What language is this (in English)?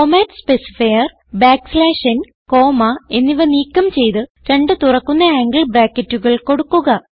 Malayalam